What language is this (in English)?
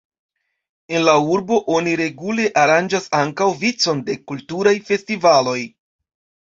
Esperanto